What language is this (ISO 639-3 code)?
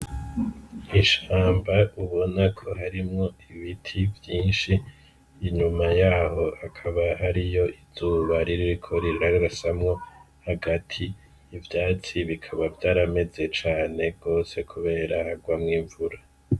run